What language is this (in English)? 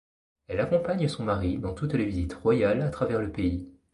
French